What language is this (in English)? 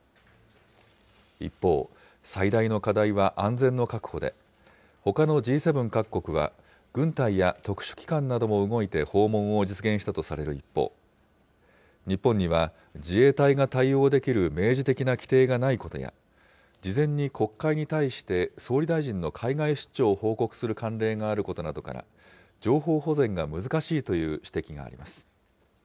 Japanese